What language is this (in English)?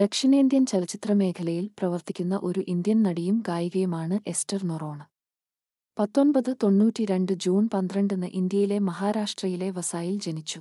Malayalam